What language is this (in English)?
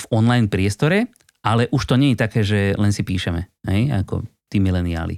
Slovak